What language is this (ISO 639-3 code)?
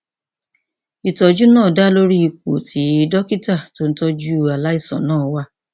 yor